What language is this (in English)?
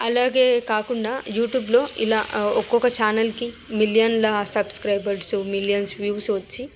Telugu